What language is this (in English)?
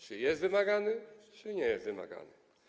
Polish